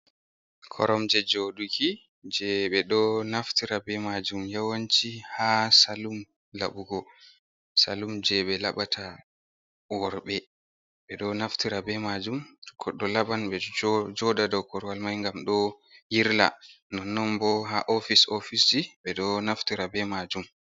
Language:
Fula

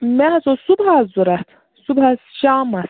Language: Kashmiri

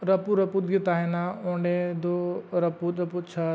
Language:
Santali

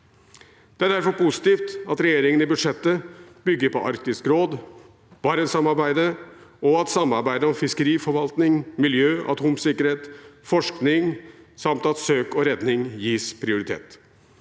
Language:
Norwegian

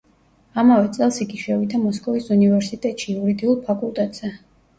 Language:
Georgian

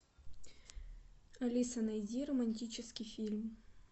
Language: Russian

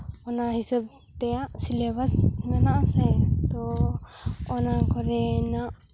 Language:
Santali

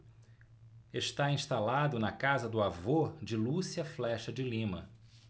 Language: Portuguese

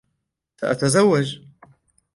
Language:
Arabic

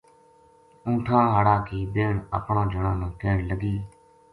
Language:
Gujari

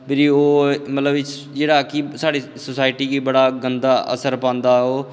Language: Dogri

